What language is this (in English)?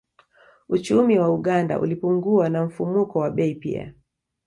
Swahili